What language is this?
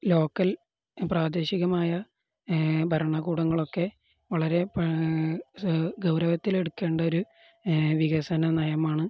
Malayalam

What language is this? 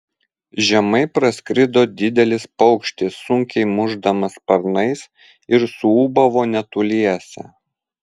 Lithuanian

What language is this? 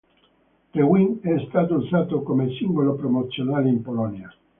Italian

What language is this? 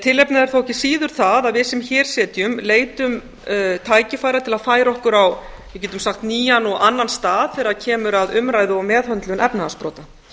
Icelandic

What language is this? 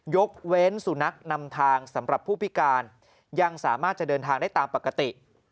Thai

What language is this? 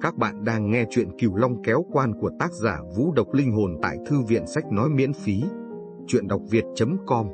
Vietnamese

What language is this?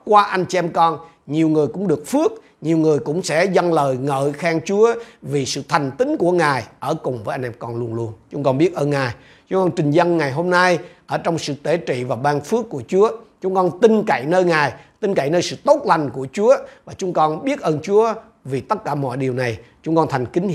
Vietnamese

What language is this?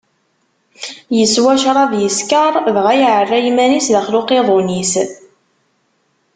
Kabyle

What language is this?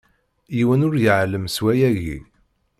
Kabyle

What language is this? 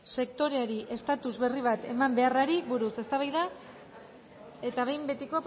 Basque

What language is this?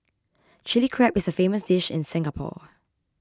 English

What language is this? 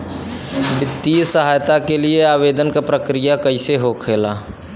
Bhojpuri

